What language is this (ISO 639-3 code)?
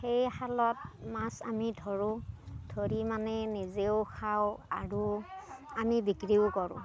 asm